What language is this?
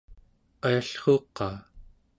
Central Yupik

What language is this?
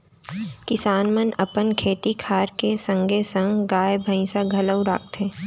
Chhattisgarhi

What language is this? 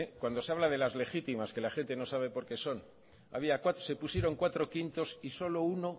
Spanish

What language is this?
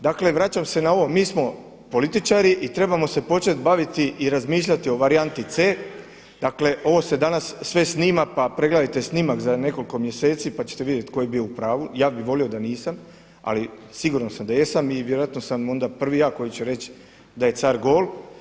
Croatian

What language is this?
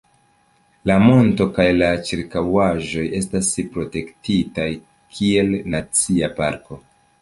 Esperanto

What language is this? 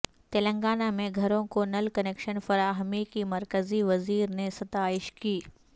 Urdu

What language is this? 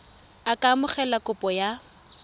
Tswana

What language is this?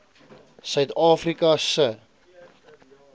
Afrikaans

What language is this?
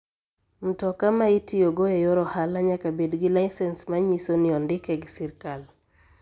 Luo (Kenya and Tanzania)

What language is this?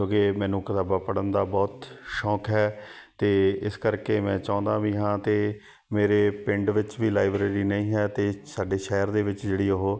Punjabi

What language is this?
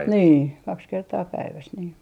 Finnish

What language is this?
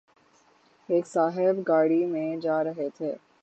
Urdu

